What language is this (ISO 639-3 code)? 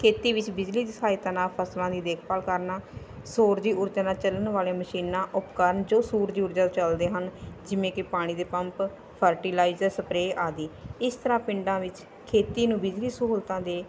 pan